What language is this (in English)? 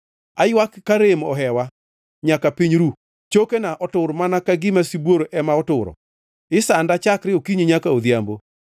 Luo (Kenya and Tanzania)